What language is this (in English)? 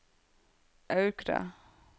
Norwegian